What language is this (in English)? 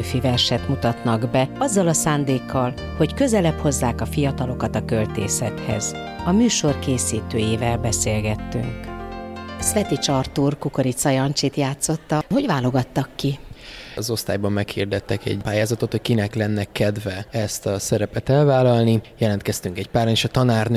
Hungarian